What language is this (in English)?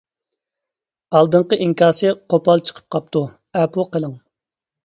Uyghur